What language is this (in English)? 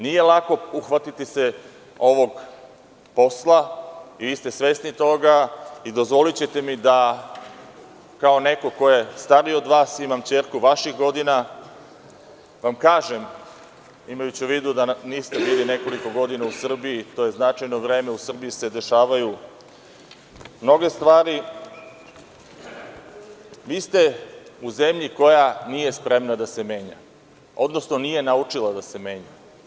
Serbian